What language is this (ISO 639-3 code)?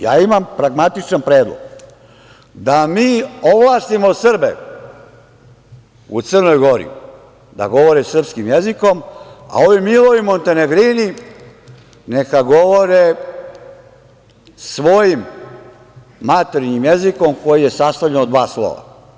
srp